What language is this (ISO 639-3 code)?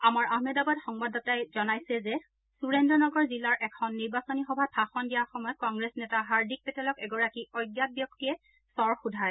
asm